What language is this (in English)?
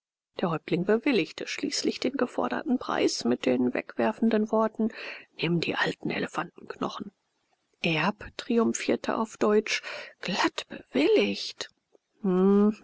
German